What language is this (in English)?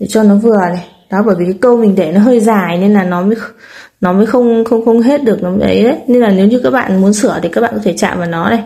Vietnamese